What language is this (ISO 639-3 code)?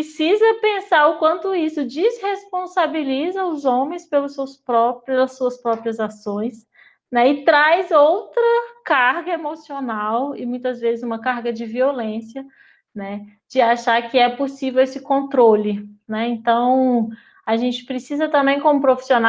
por